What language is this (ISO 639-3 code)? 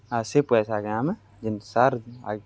ori